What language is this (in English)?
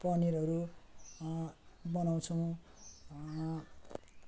Nepali